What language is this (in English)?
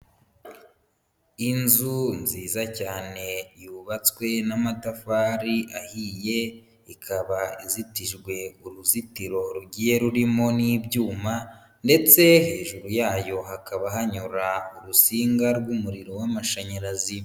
Kinyarwanda